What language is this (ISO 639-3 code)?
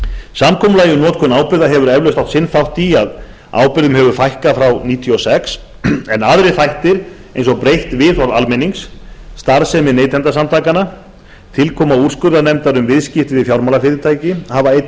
isl